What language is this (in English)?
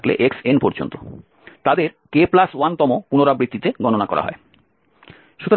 Bangla